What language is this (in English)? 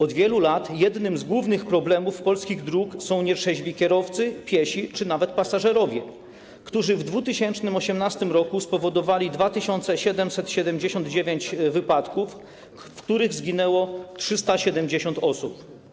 Polish